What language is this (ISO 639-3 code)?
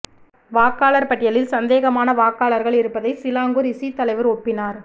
tam